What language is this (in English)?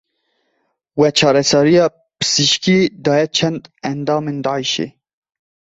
Kurdish